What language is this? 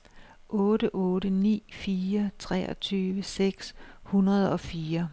Danish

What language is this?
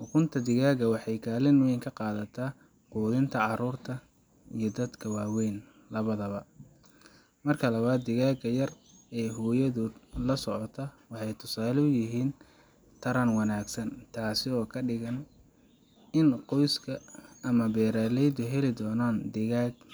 Somali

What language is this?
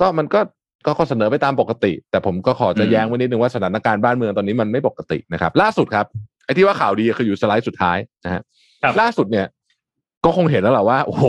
Thai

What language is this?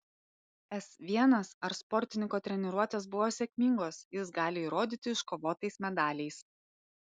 Lithuanian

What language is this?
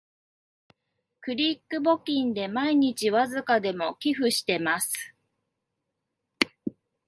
Japanese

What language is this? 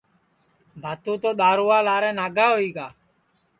Sansi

